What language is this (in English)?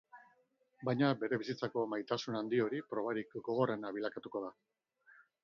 Basque